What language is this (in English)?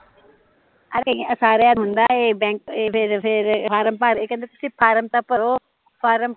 Punjabi